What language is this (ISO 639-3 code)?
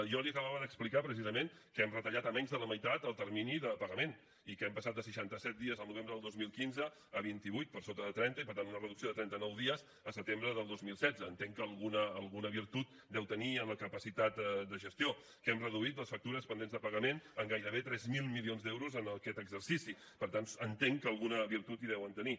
cat